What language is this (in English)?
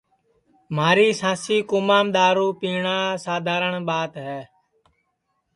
Sansi